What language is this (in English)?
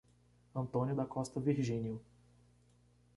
Portuguese